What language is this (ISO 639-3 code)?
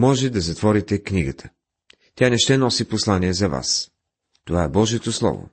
bul